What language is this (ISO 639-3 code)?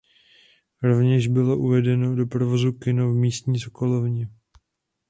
ces